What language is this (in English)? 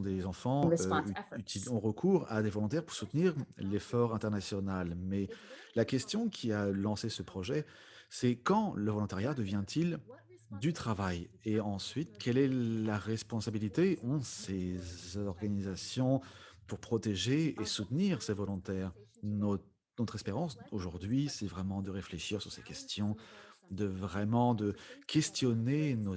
French